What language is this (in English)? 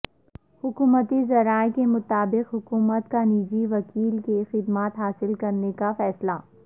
Urdu